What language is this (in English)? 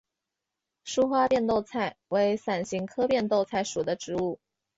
Chinese